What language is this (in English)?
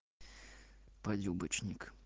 Russian